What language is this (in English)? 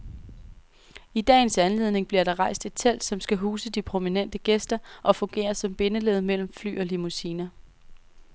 Danish